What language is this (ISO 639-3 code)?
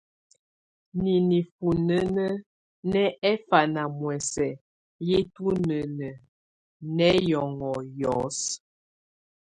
tvu